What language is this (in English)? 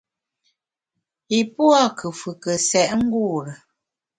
Bamun